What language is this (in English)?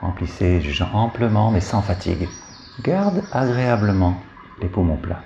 French